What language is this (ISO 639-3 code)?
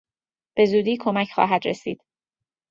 fas